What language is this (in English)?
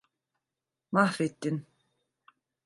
Turkish